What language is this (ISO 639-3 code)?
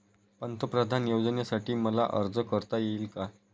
mar